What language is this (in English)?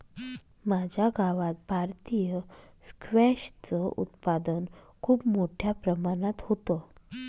Marathi